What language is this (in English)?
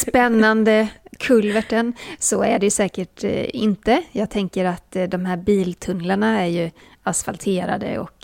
Swedish